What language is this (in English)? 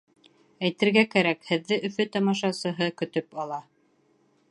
Bashkir